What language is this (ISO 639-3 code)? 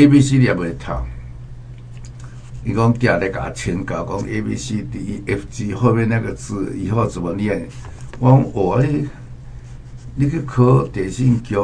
zho